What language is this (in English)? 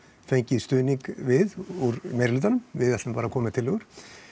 Icelandic